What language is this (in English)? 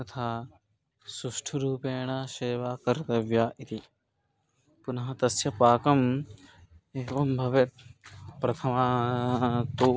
Sanskrit